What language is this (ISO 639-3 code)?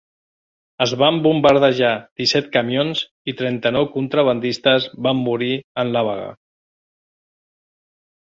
cat